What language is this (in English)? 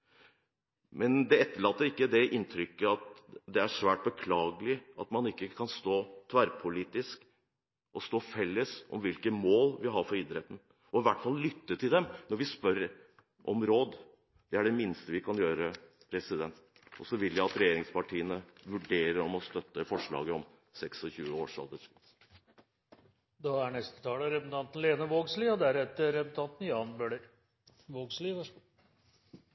Norwegian